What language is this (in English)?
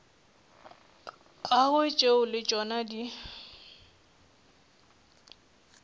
Northern Sotho